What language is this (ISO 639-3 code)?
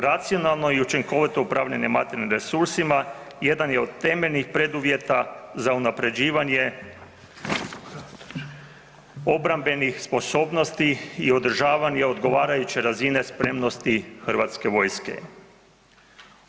hrv